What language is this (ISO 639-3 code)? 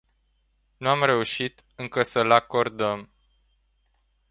ron